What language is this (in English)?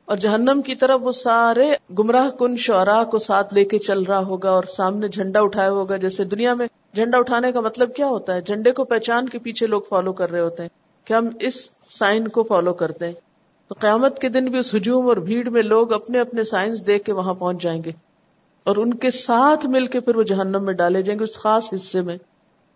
Urdu